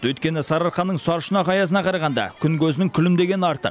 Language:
Kazakh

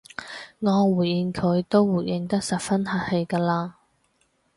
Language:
Cantonese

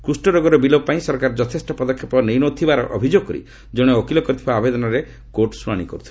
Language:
Odia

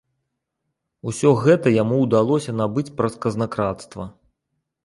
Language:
Belarusian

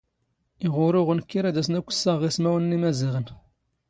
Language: Standard Moroccan Tamazight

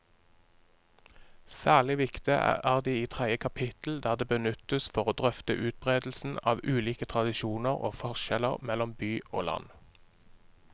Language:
Norwegian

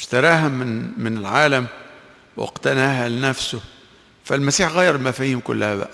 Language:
Arabic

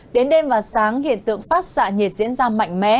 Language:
Vietnamese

